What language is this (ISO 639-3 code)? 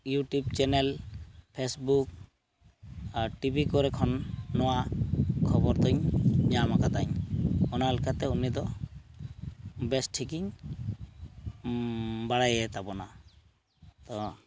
sat